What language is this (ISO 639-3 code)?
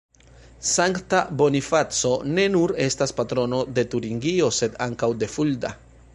epo